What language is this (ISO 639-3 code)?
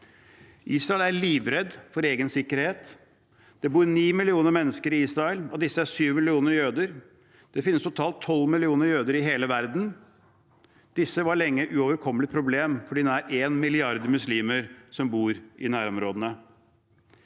nor